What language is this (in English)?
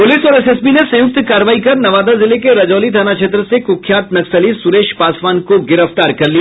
Hindi